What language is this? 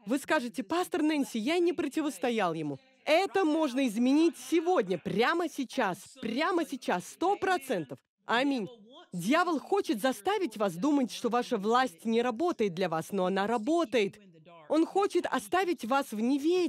Russian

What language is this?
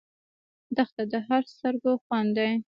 Pashto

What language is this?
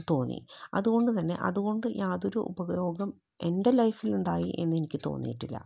Malayalam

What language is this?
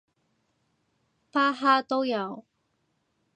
Cantonese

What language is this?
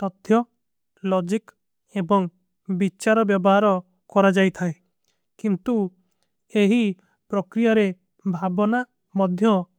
Kui (India)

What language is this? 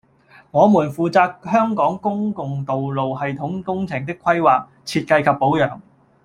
Cantonese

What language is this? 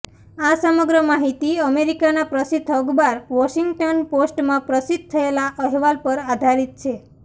Gujarati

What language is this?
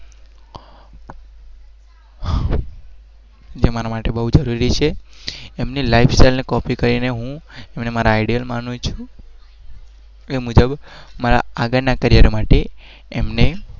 Gujarati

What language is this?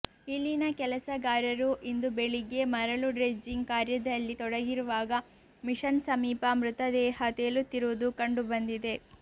Kannada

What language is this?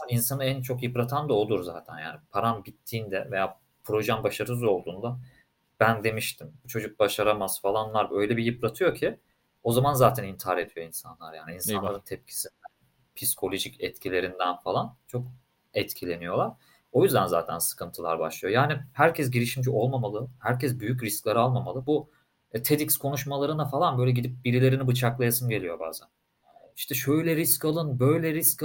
Turkish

